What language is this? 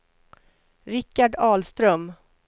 Swedish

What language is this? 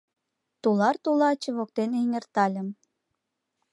Mari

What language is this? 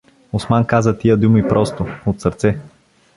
Bulgarian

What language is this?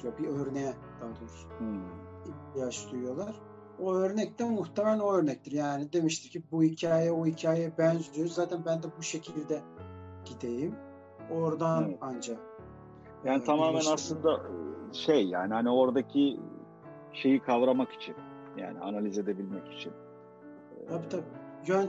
Turkish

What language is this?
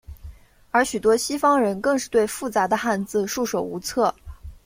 Chinese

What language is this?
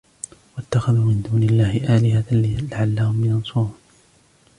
Arabic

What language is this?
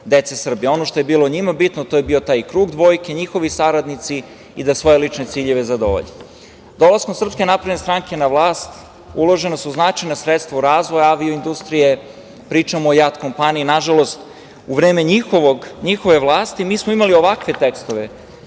Serbian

